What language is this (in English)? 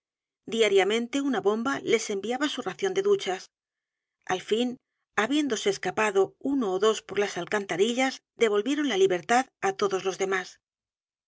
Spanish